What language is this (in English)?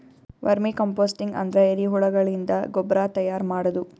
Kannada